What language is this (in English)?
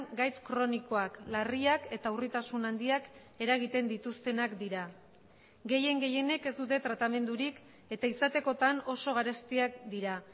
Basque